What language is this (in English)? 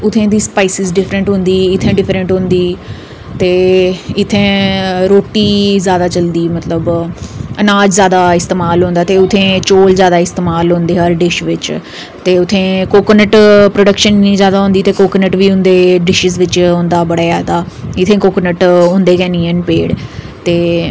Dogri